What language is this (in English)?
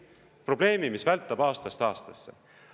Estonian